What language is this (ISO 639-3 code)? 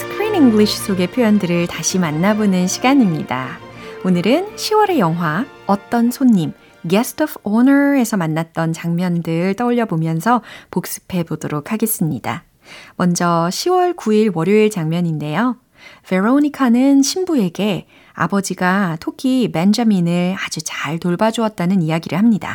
kor